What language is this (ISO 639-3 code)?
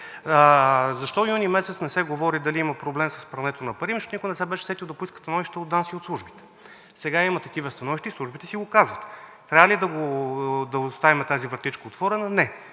bul